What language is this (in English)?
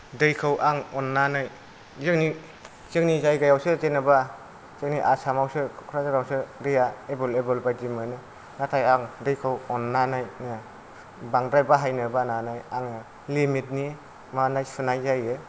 Bodo